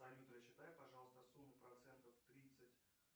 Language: Russian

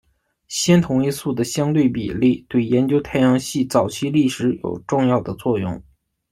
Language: Chinese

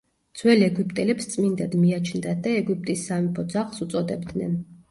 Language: Georgian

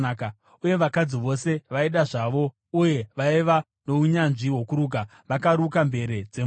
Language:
Shona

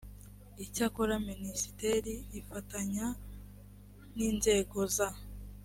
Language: Kinyarwanda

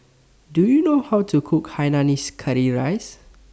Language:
English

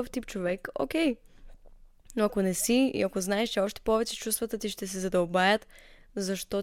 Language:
Bulgarian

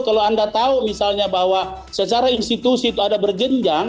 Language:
Indonesian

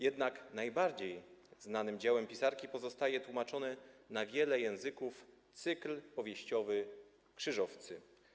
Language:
Polish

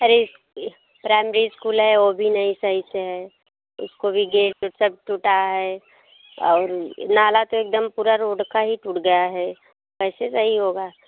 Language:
Hindi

